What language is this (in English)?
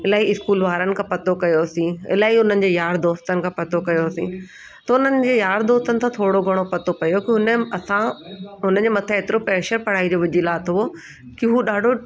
Sindhi